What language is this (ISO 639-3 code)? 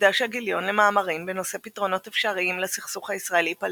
heb